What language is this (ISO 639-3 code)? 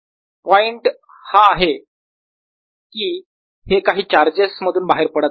mar